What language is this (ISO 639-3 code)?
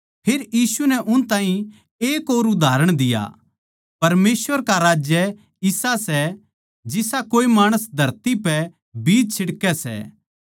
bgc